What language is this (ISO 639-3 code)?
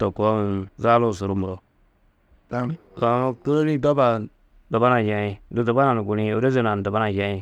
tuq